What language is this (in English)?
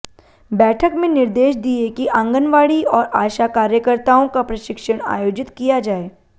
Hindi